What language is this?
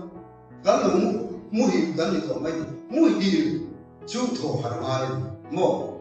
Korean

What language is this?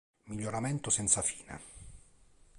Italian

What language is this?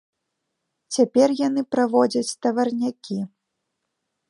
Belarusian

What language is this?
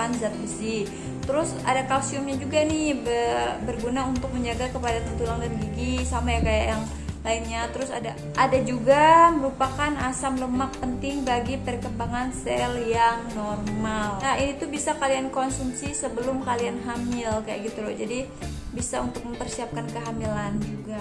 Indonesian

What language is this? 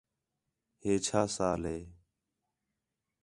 Khetrani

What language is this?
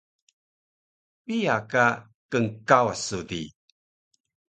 Taroko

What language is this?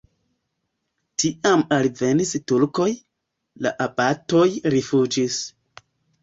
Esperanto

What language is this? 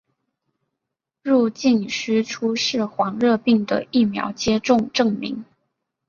Chinese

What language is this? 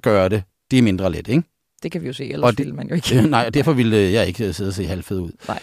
Danish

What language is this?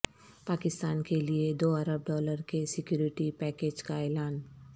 Urdu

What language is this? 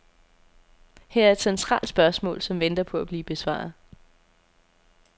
Danish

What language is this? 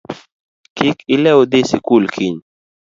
Luo (Kenya and Tanzania)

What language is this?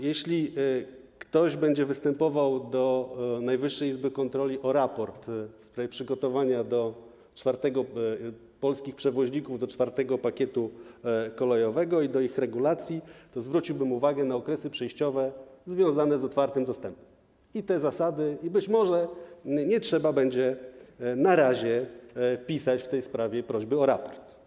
Polish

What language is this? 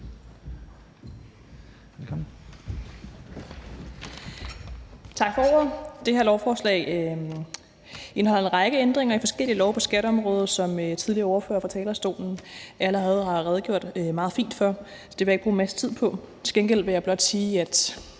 Danish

